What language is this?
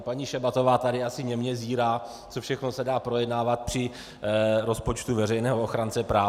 Czech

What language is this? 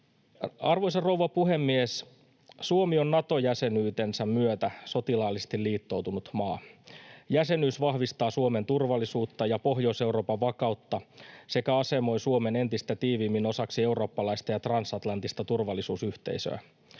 Finnish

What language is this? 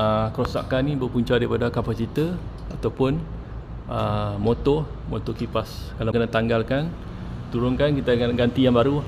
Malay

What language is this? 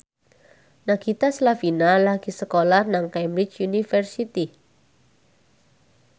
Javanese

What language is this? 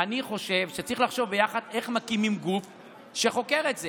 Hebrew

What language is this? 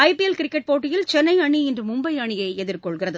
Tamil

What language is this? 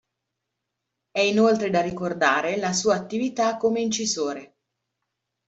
Italian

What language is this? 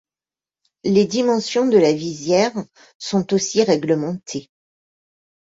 French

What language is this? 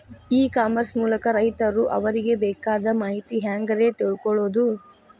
Kannada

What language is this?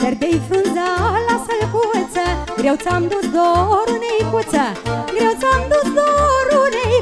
Romanian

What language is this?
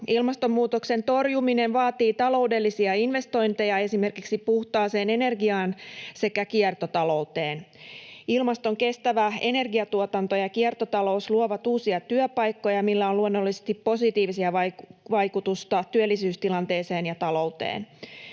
Finnish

